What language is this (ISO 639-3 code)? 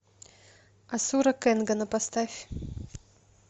rus